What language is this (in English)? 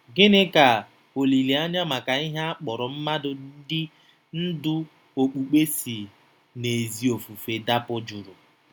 Igbo